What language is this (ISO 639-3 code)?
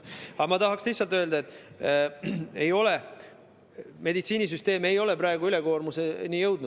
est